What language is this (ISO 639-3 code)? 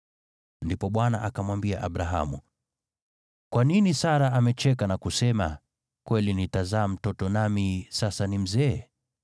swa